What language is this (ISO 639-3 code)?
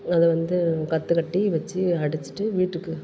tam